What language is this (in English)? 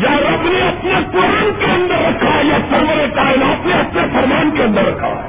Urdu